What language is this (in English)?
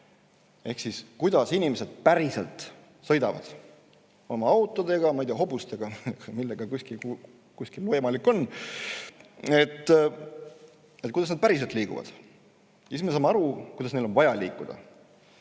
Estonian